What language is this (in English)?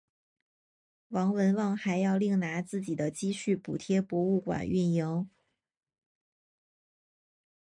Chinese